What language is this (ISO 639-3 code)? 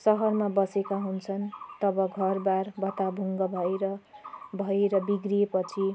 nep